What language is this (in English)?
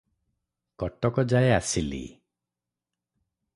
Odia